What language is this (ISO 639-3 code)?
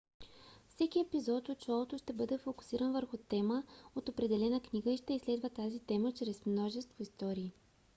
bul